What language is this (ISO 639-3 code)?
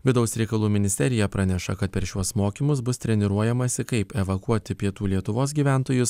lit